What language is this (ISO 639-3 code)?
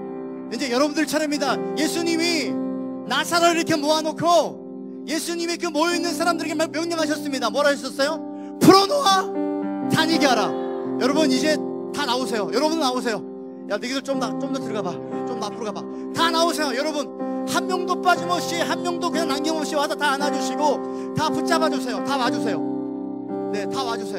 kor